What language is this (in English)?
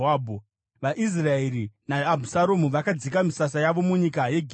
Shona